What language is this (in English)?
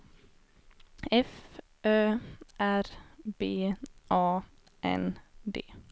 Swedish